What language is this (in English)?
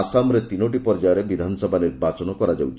Odia